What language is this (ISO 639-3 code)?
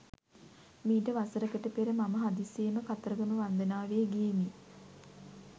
sin